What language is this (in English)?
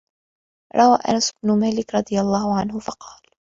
Arabic